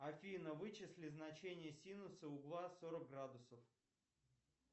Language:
Russian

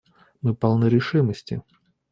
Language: Russian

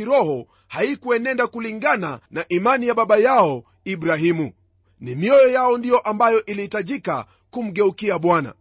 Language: Swahili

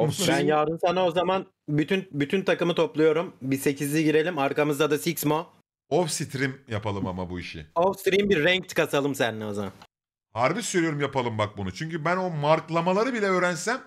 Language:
Turkish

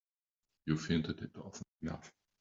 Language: English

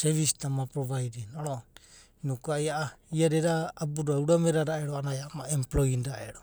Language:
Abadi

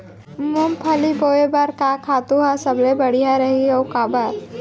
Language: Chhattisgarhi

